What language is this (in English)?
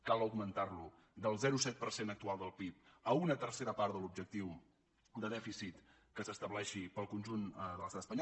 Catalan